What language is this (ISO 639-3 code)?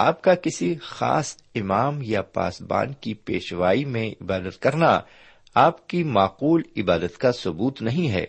urd